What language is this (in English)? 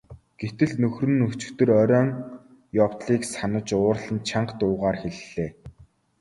Mongolian